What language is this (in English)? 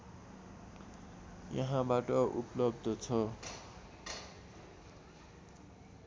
Nepali